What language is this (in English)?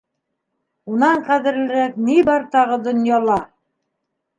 Bashkir